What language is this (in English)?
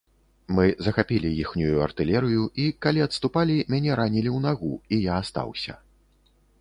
Belarusian